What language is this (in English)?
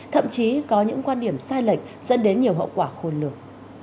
Vietnamese